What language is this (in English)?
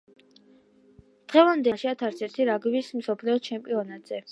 Georgian